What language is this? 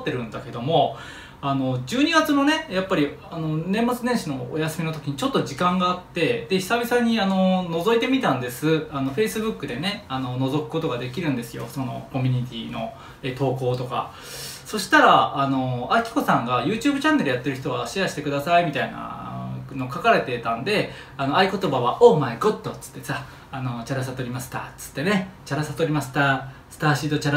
Japanese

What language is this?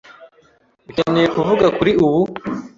Kinyarwanda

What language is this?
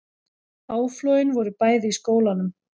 Icelandic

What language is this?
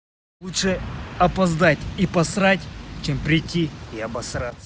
Russian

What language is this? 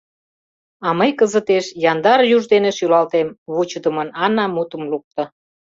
Mari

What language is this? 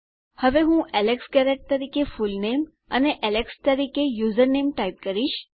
Gujarati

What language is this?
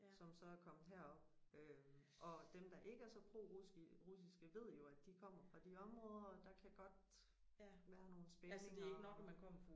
Danish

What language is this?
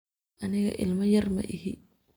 Somali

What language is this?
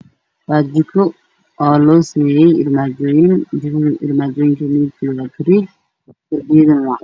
Somali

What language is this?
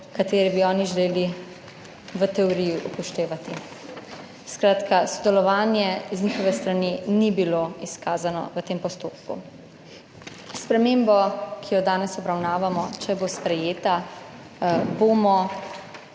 Slovenian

